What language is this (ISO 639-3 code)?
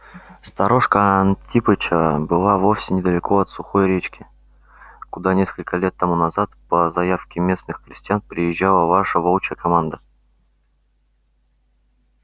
rus